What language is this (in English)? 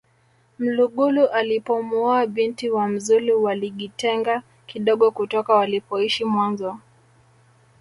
Swahili